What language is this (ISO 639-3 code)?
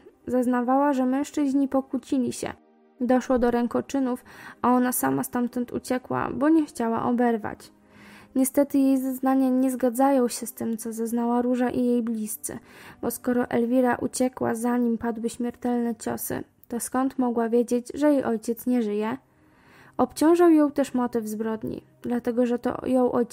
pol